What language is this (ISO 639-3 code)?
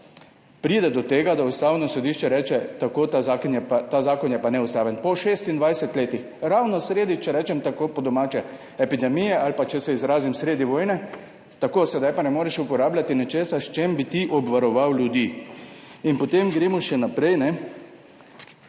slv